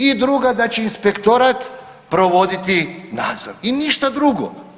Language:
Croatian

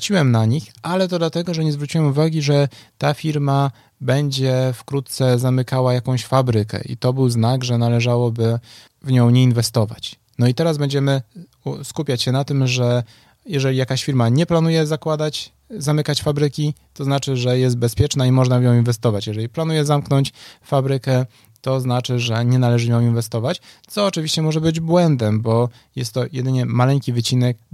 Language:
Polish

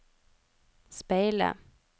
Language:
Norwegian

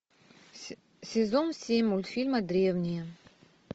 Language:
Russian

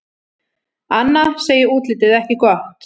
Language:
Icelandic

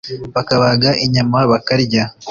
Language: Kinyarwanda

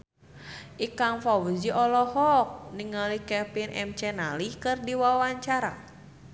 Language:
Sundanese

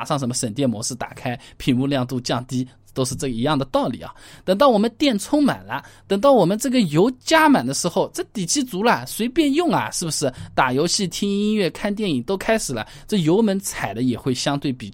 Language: Chinese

